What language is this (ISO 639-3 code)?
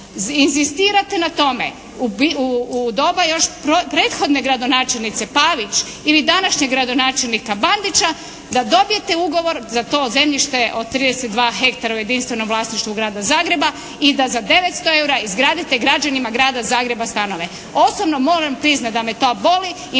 hrv